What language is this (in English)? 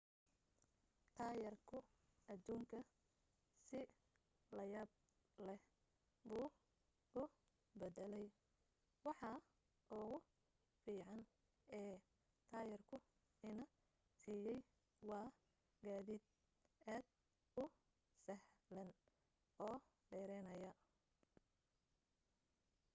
Somali